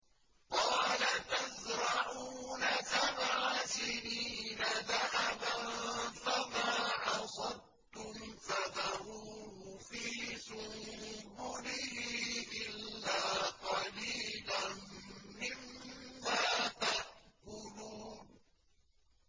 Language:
Arabic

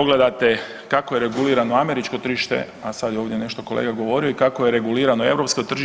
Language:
Croatian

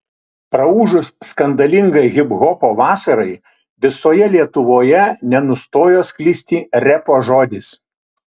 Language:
Lithuanian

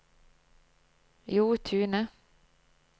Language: Norwegian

